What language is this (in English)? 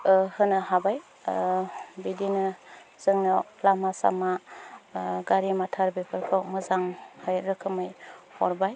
Bodo